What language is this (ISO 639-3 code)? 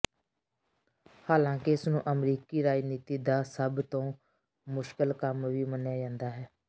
pan